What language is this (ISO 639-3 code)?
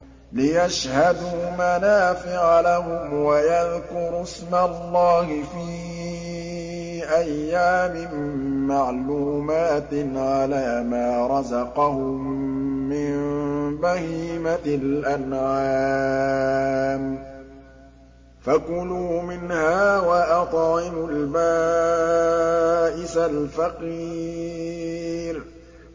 ara